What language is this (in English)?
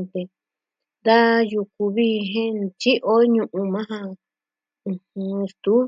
Southwestern Tlaxiaco Mixtec